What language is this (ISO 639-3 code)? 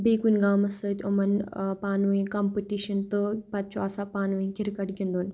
kas